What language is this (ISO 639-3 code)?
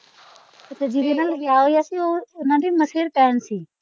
pan